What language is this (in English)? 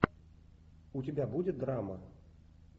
Russian